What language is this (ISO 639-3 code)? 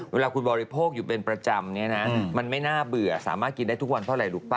tha